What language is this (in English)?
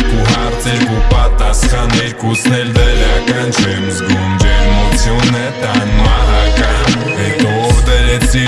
Russian